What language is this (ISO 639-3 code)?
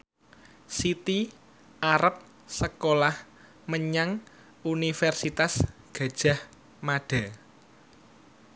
jav